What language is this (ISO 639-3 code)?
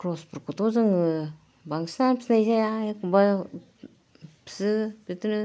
brx